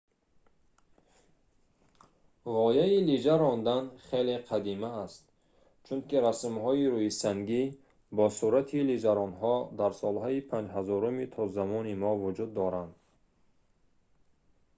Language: Tajik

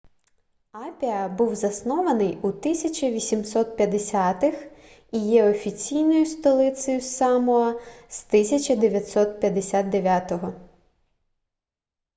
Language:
Ukrainian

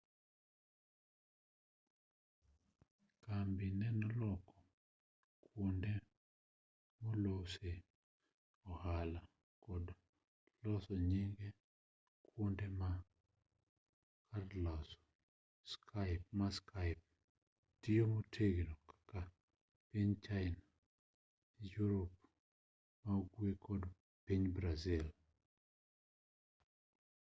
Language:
Luo (Kenya and Tanzania)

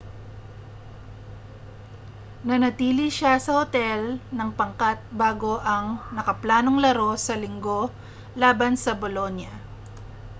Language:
Filipino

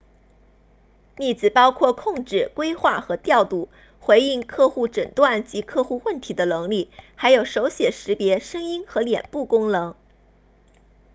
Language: Chinese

